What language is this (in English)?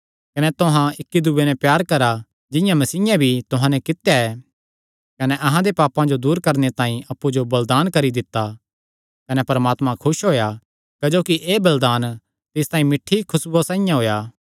Kangri